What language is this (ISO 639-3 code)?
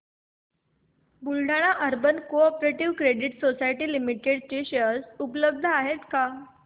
mar